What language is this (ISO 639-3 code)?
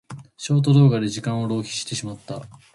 jpn